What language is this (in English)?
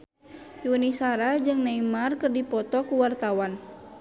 Sundanese